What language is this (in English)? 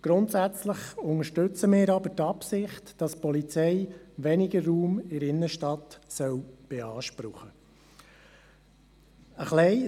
Swiss German